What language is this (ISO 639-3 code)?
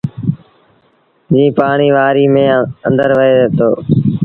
sbn